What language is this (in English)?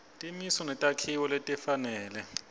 Swati